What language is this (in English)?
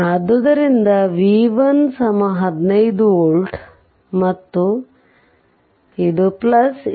Kannada